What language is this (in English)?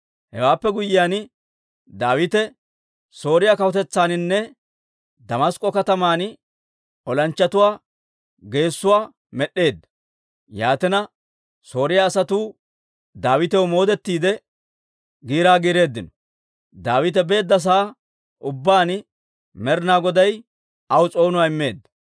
Dawro